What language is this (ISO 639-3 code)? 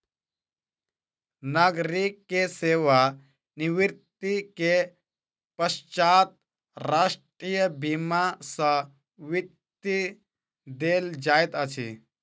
mai